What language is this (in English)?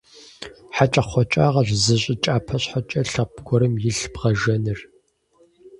Kabardian